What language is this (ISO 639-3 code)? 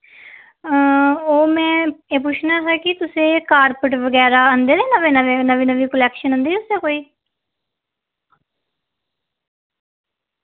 doi